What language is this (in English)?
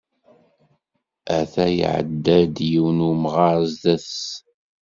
Kabyle